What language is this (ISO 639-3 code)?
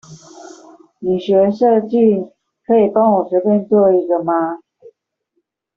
zho